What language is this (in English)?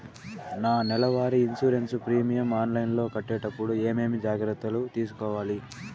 Telugu